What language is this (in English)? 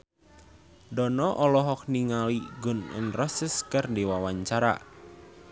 Sundanese